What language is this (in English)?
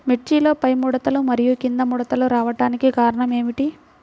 Telugu